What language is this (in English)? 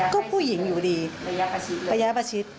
Thai